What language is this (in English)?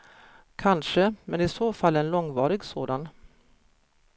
Swedish